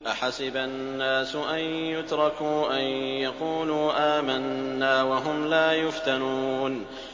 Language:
Arabic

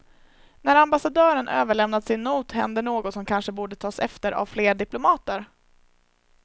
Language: Swedish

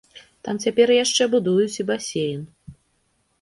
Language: Belarusian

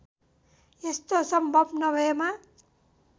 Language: Nepali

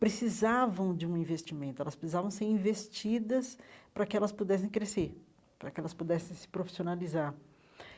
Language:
Portuguese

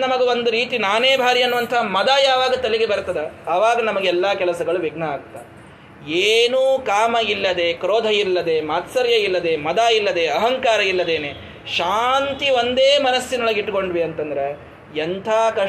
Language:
Kannada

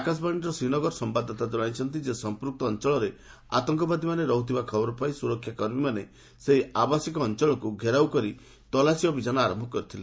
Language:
Odia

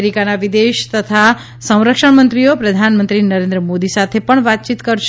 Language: Gujarati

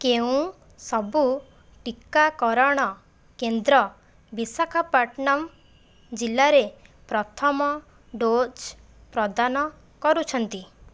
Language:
Odia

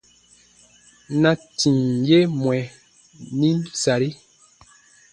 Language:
Baatonum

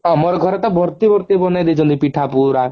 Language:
Odia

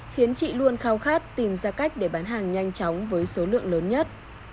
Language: Vietnamese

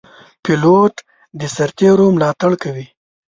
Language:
Pashto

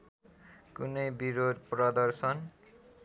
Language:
Nepali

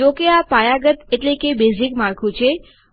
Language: Gujarati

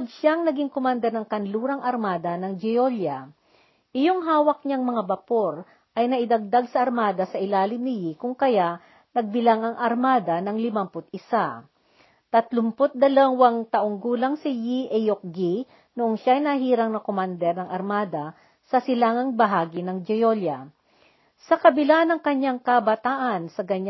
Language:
Filipino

